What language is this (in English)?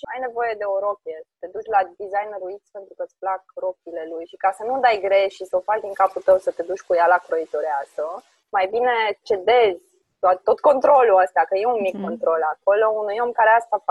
Romanian